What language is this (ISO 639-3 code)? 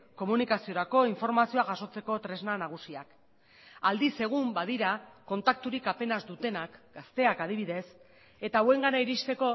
eus